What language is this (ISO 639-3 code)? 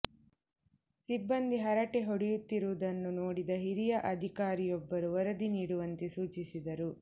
kan